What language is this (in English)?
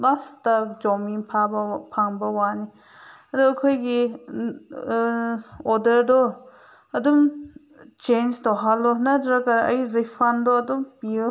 Manipuri